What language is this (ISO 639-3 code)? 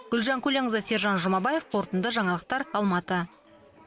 kaz